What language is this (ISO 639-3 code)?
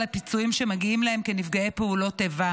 heb